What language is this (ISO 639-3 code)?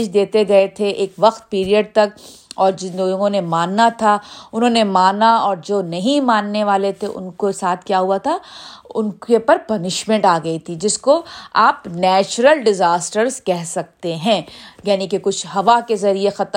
urd